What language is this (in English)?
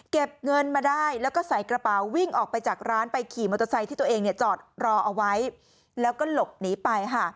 Thai